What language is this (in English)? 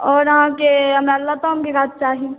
Maithili